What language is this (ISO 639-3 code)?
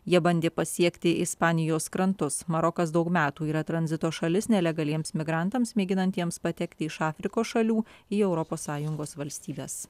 lit